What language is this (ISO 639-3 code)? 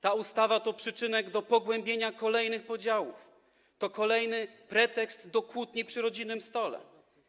pol